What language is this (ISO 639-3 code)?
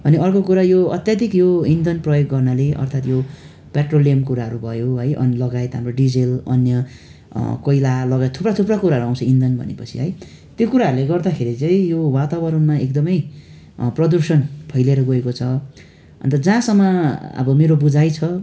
nep